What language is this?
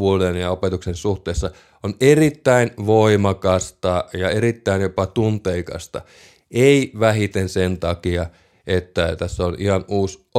Finnish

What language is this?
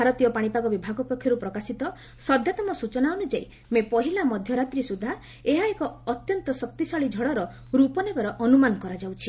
Odia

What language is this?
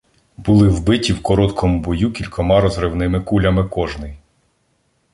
Ukrainian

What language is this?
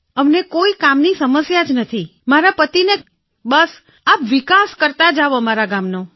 Gujarati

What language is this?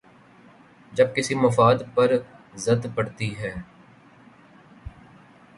Urdu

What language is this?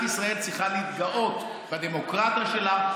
Hebrew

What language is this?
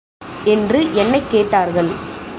Tamil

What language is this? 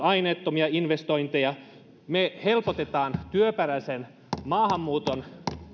Finnish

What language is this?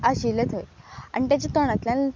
Konkani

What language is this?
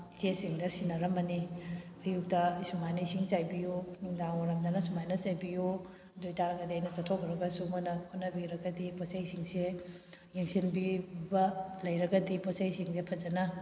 Manipuri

